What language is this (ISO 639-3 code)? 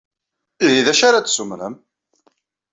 kab